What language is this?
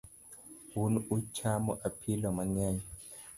Luo (Kenya and Tanzania)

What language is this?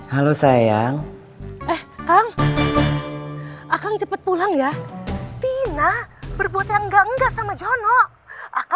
Indonesian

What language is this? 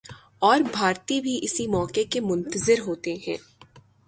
Urdu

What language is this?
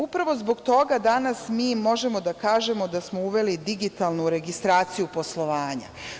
Serbian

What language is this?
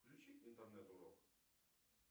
Russian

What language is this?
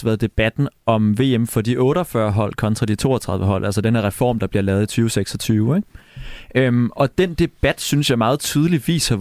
Danish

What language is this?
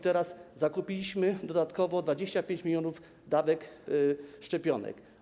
Polish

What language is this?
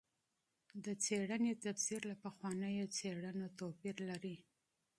Pashto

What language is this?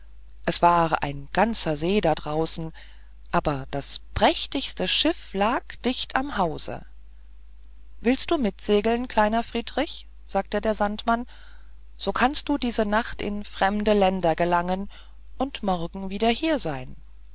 German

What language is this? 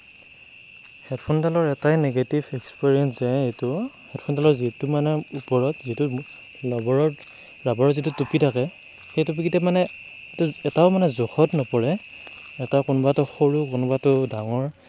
Assamese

